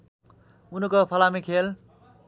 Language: Nepali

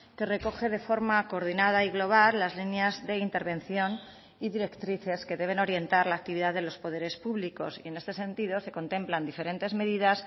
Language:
Spanish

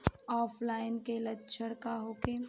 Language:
Bhojpuri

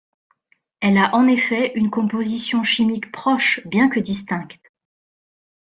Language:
French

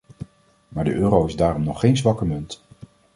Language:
Dutch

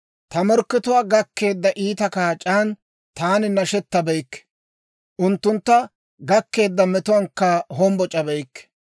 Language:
Dawro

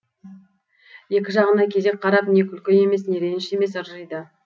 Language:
Kazakh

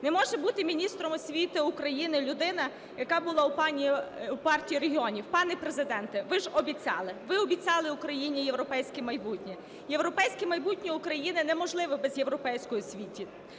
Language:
Ukrainian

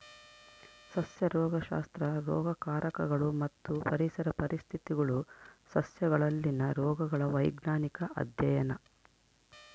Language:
Kannada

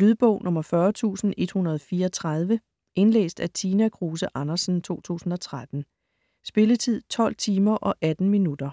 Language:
Danish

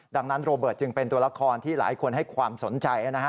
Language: Thai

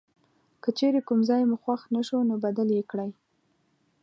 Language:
Pashto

